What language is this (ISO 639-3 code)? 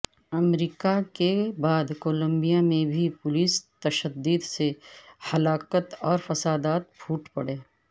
urd